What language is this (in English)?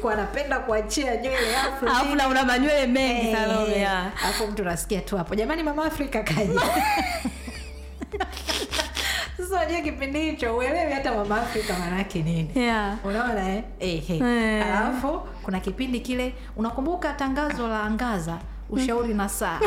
Swahili